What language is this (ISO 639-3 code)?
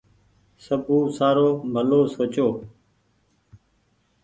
gig